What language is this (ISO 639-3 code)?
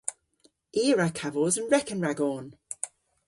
cor